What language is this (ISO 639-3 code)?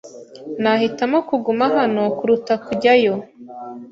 kin